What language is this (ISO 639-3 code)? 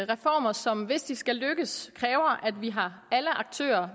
dan